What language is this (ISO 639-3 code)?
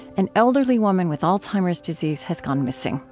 eng